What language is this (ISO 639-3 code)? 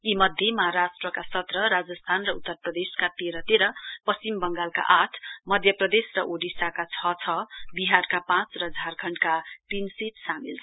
nep